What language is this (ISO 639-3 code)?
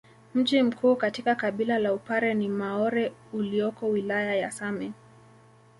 swa